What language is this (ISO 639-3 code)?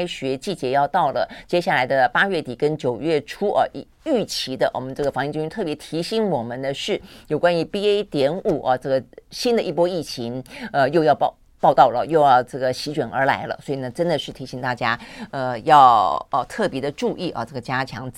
zho